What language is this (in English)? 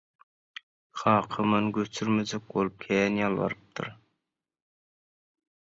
Turkmen